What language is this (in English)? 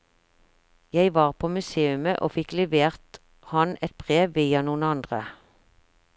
Norwegian